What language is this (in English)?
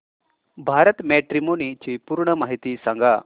Marathi